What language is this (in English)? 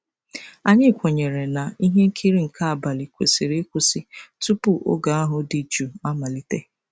Igbo